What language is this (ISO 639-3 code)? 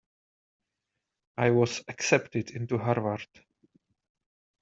eng